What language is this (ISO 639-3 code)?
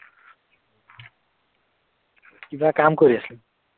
asm